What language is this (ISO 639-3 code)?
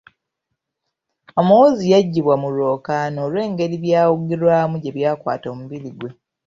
lug